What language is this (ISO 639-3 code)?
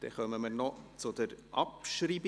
gsw